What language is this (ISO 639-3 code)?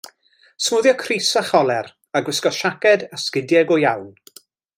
cym